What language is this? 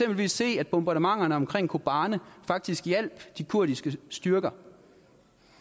Danish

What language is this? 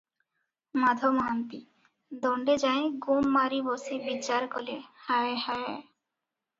Odia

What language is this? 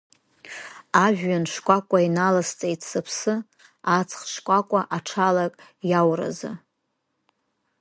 Abkhazian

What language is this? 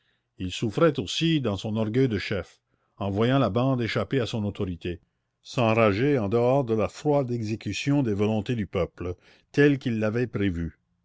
French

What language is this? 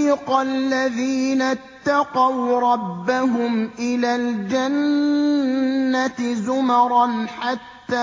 Arabic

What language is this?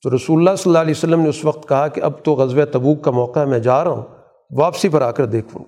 Urdu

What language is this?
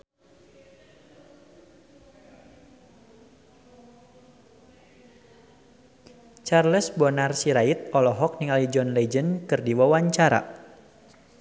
Sundanese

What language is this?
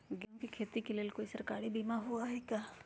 Magahi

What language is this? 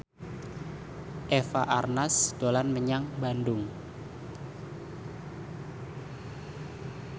Javanese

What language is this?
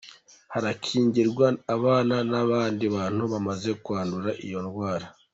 Kinyarwanda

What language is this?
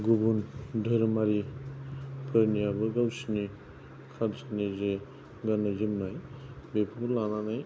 Bodo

